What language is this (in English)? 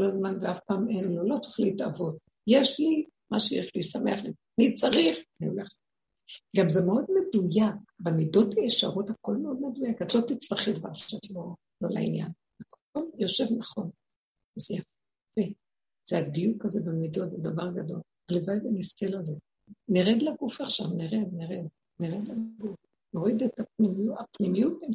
Hebrew